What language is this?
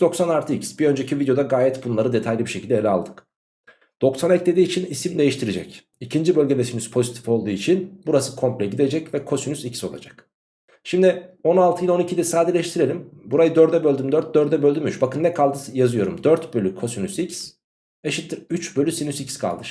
Turkish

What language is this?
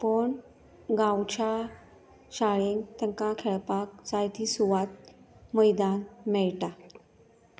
Konkani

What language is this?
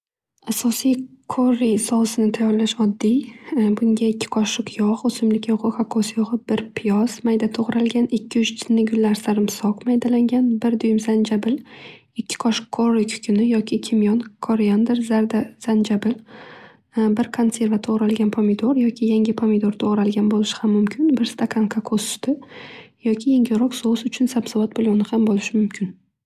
Uzbek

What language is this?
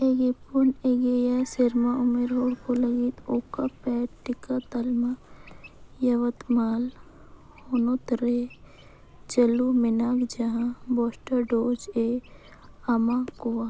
Santali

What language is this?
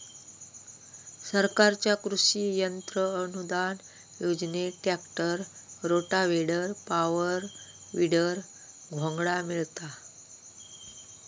Marathi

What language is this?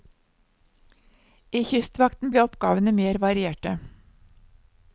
Norwegian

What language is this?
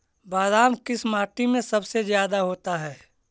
Magahi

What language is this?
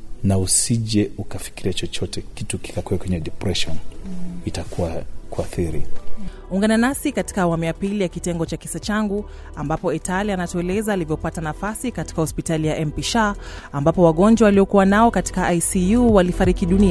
Swahili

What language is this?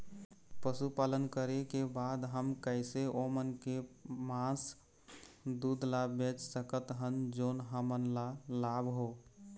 Chhattisgarhi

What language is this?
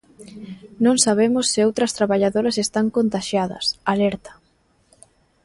Galician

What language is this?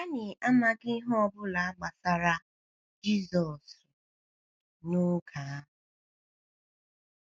Igbo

